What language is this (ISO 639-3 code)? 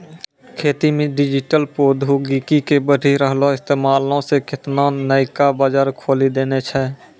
mai